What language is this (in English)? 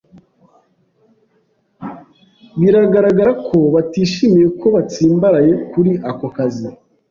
Kinyarwanda